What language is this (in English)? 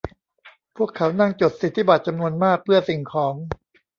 Thai